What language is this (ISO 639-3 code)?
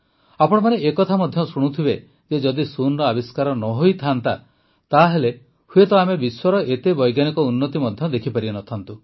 ori